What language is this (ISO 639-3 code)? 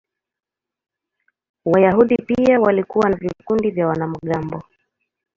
swa